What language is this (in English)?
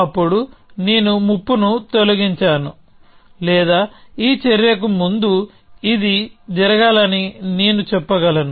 Telugu